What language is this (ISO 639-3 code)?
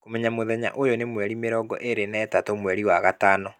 kik